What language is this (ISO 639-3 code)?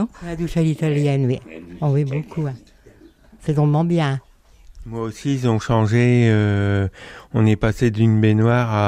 fra